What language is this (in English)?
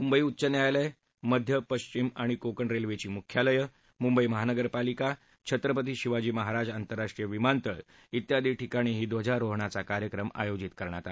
Marathi